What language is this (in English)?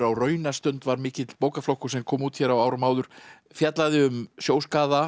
Icelandic